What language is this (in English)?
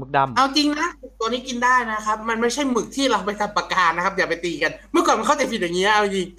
Thai